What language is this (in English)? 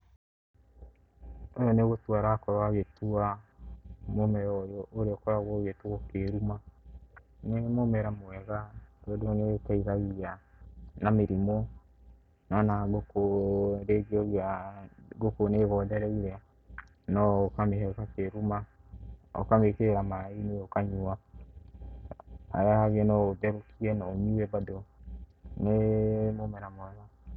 Kikuyu